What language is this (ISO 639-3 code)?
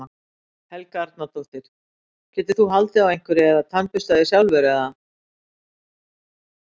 isl